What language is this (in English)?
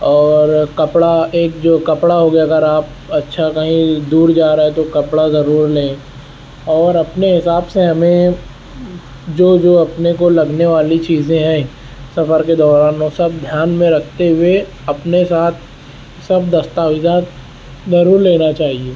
Urdu